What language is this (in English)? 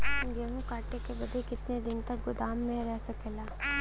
Bhojpuri